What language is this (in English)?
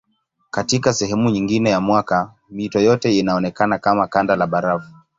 Swahili